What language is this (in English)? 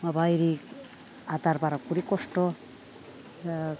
Bodo